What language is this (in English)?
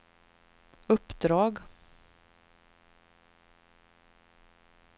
Swedish